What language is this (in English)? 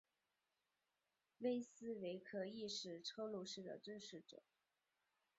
Chinese